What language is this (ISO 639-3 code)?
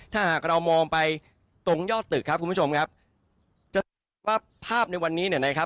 tha